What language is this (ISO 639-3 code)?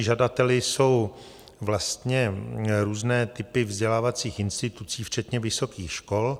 ces